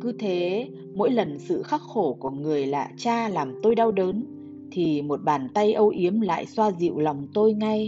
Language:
Vietnamese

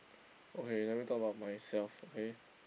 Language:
English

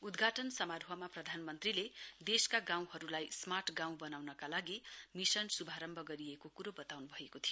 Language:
Nepali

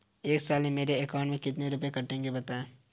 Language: Hindi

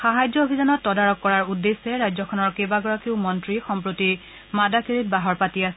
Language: Assamese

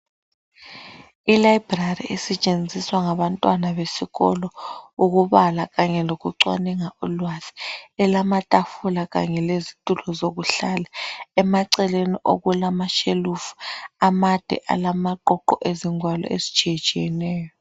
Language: North Ndebele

